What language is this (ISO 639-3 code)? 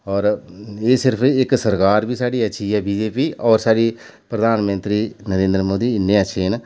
doi